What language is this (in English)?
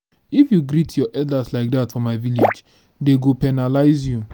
Nigerian Pidgin